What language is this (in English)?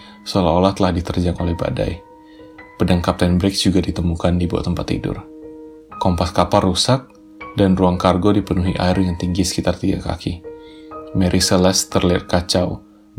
Indonesian